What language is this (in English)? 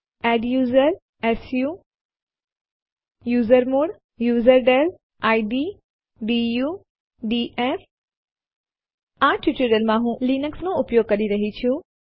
Gujarati